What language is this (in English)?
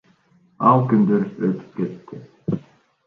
Kyrgyz